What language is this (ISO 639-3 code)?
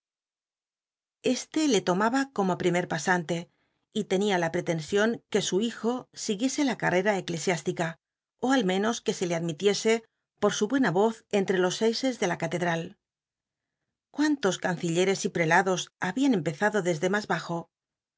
spa